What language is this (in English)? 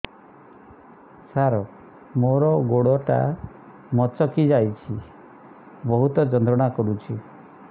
Odia